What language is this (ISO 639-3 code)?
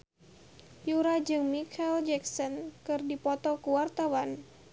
sun